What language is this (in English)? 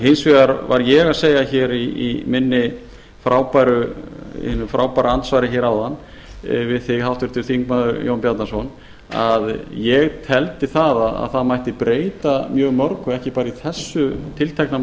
Icelandic